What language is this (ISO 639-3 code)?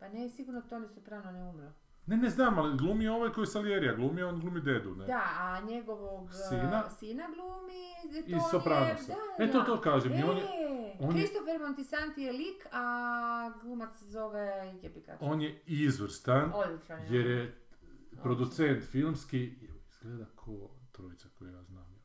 hrv